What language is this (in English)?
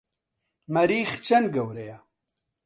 Central Kurdish